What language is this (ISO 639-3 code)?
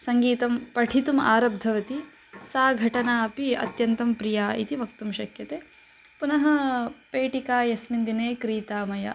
san